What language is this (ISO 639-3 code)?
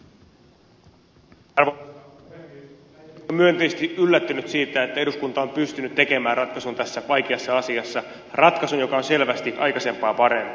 fin